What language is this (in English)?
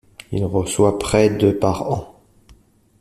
French